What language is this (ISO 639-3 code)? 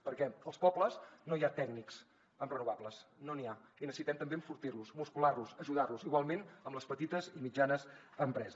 cat